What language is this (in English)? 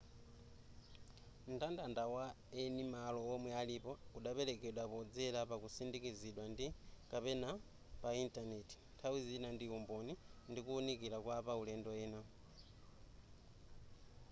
Nyanja